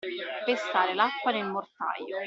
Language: Italian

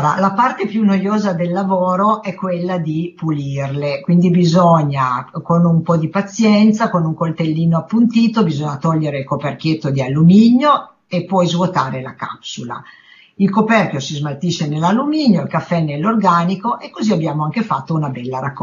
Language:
Italian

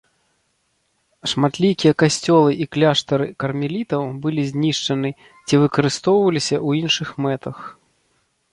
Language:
Belarusian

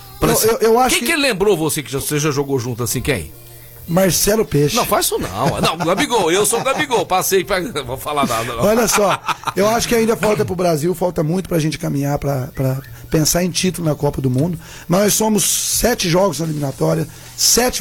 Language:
Portuguese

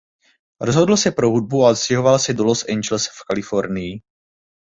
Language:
Czech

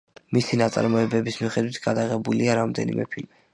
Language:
Georgian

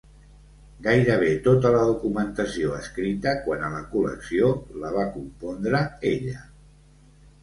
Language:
Catalan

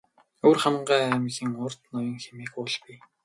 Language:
Mongolian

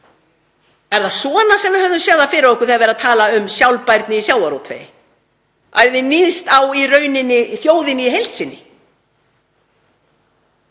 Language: Icelandic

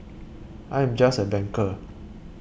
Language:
English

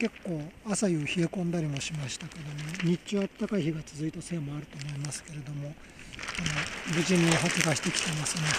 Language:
Japanese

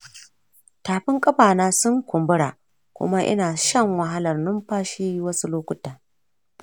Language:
Hausa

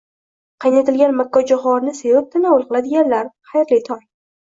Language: Uzbek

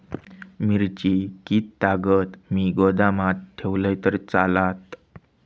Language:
Marathi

